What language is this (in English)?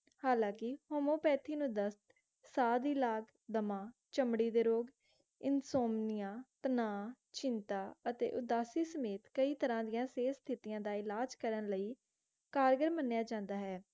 Punjabi